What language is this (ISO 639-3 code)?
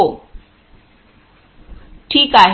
mar